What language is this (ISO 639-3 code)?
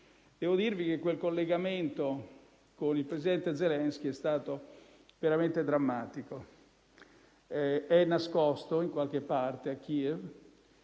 ita